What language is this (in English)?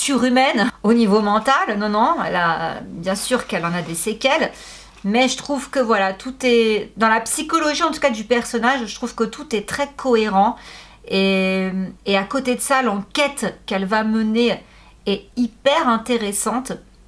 French